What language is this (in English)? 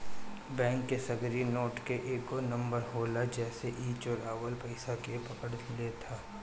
Bhojpuri